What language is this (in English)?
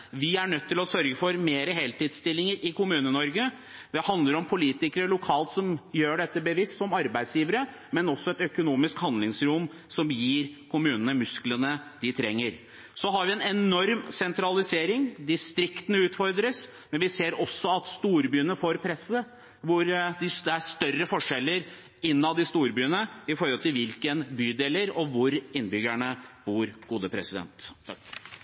Norwegian Bokmål